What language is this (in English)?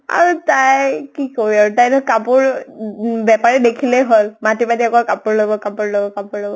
Assamese